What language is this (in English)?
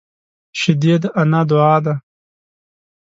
Pashto